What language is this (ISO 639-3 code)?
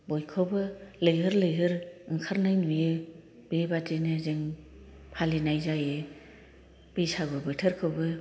brx